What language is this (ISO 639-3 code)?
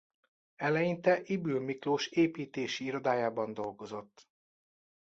hun